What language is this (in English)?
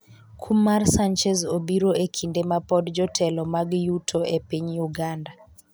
Luo (Kenya and Tanzania)